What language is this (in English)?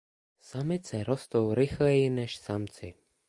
Czech